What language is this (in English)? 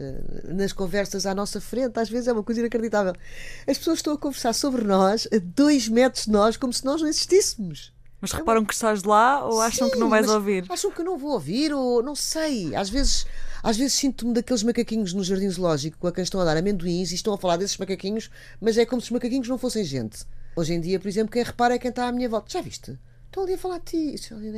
Portuguese